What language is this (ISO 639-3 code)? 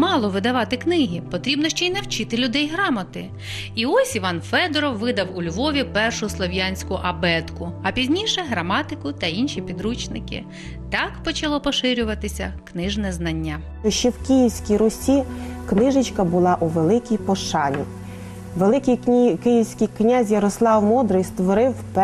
ukr